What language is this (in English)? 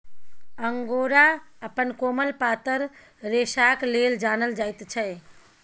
Maithili